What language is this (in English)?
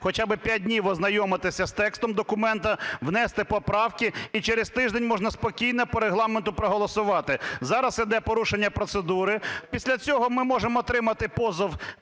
Ukrainian